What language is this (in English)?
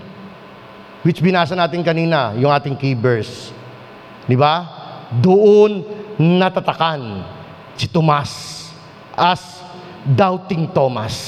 Filipino